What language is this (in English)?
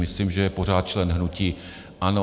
Czech